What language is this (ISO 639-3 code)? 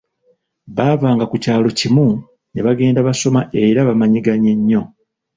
lug